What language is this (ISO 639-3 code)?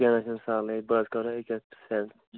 kas